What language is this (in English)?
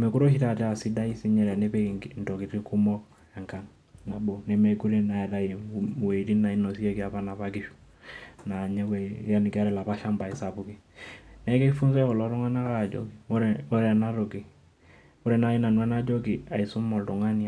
Masai